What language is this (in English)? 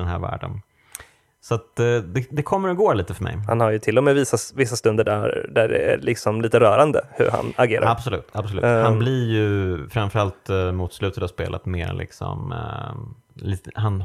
Swedish